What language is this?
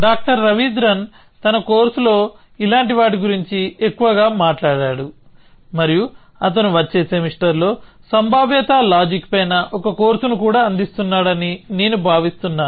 Telugu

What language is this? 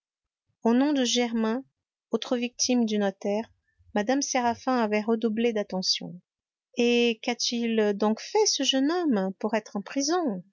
French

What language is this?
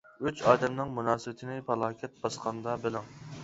Uyghur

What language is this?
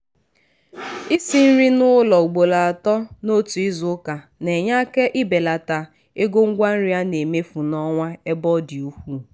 Igbo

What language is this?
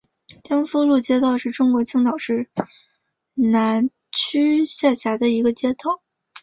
Chinese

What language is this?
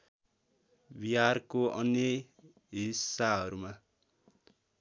Nepali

